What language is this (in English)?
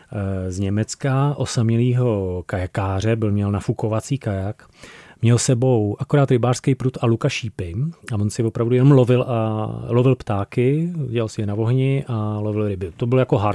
Czech